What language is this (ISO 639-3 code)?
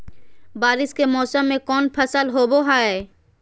mag